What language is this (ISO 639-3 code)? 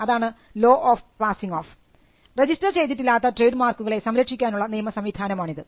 mal